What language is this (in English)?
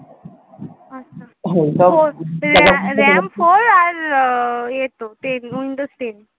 Bangla